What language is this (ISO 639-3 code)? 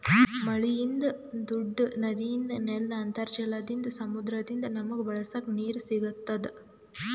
kan